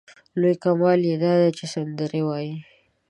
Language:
Pashto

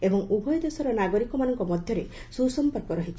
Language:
Odia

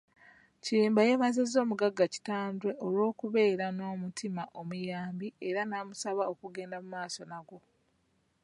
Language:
Ganda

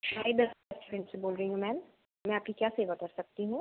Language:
Hindi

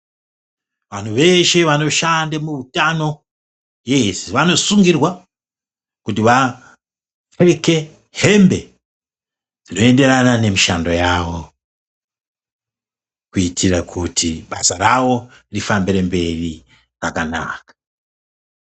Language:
Ndau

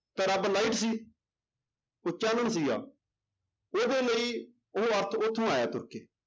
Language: Punjabi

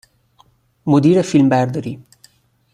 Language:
Persian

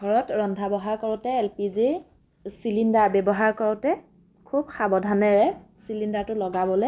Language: Assamese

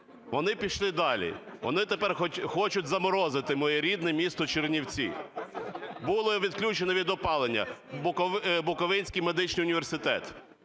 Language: Ukrainian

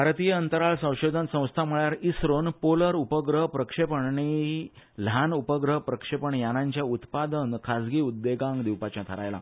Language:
Konkani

